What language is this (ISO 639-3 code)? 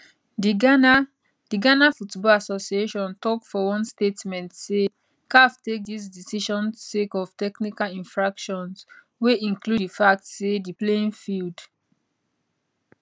pcm